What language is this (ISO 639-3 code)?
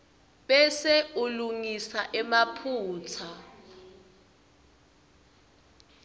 ssw